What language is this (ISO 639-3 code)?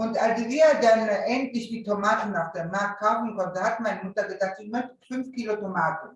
deu